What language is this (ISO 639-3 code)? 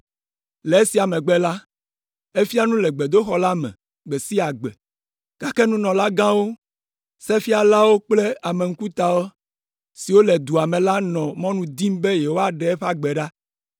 ewe